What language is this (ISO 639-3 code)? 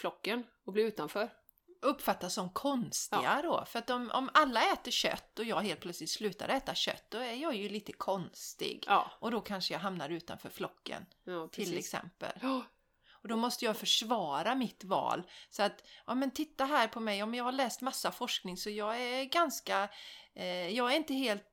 swe